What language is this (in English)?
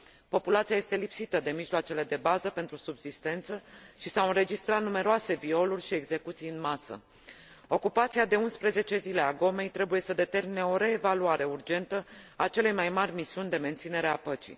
Romanian